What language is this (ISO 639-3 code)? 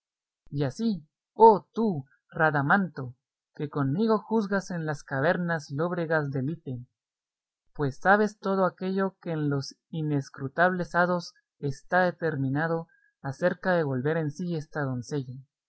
spa